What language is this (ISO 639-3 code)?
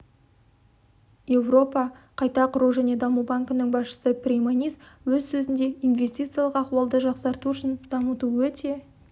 kaz